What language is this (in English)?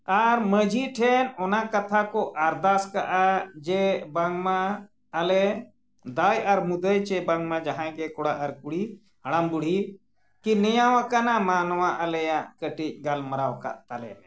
Santali